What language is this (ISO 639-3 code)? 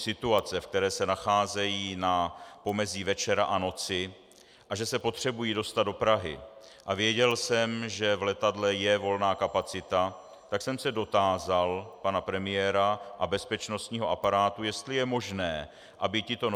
ces